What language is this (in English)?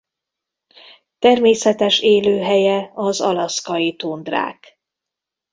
Hungarian